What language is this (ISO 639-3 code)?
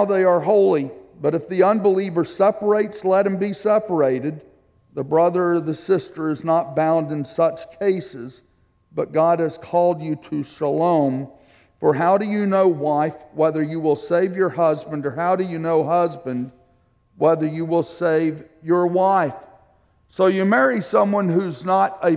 eng